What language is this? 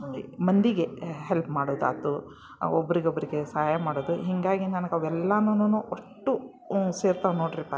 Kannada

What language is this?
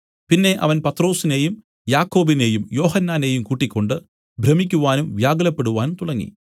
Malayalam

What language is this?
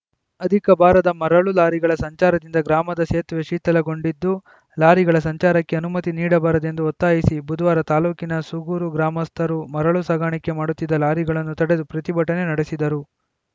Kannada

